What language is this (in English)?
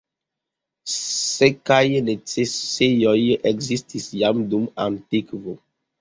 Esperanto